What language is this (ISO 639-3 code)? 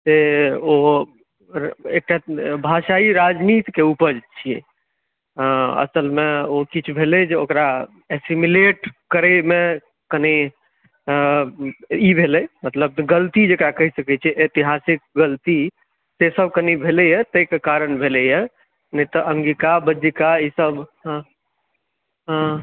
mai